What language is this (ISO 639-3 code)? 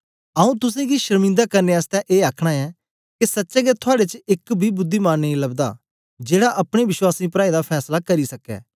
doi